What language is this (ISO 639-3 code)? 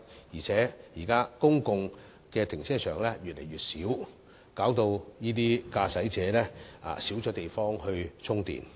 yue